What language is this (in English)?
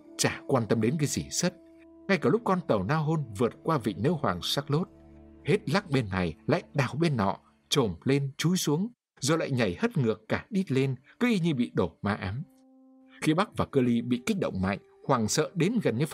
Vietnamese